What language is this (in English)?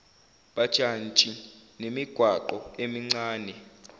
Zulu